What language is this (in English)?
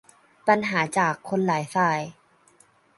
Thai